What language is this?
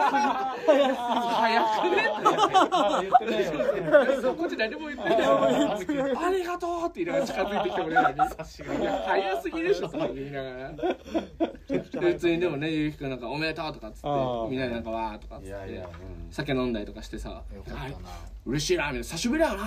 Japanese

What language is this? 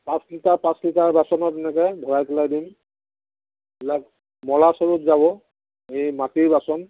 Assamese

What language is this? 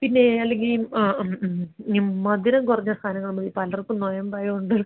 Malayalam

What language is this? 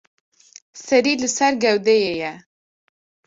Kurdish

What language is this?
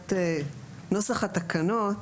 Hebrew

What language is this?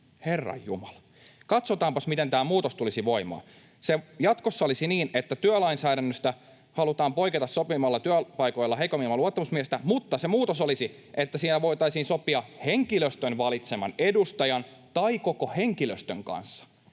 Finnish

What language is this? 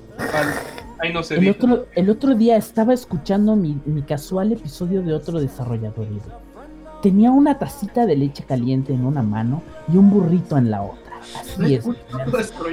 Spanish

